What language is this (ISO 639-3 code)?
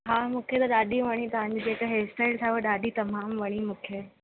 snd